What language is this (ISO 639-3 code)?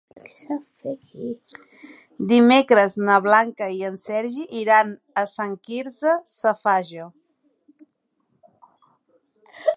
cat